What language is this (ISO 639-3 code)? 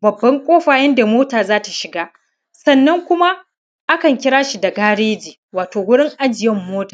hau